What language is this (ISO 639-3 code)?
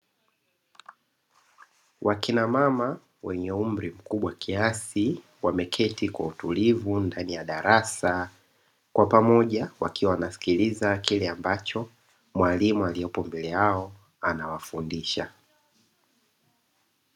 swa